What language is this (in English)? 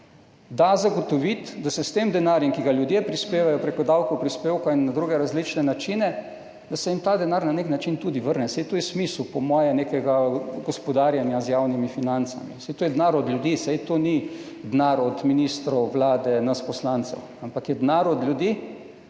Slovenian